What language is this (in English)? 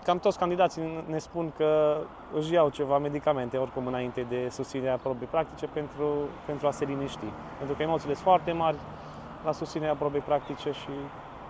Romanian